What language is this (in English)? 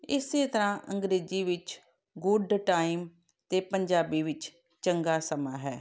Punjabi